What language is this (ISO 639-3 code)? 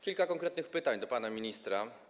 pol